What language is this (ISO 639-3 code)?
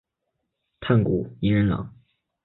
zho